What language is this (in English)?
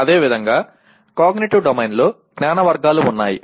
Telugu